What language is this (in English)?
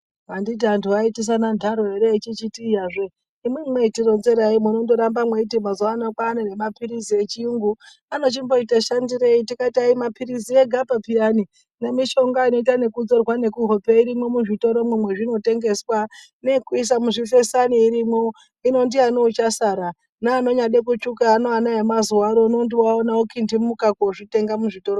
Ndau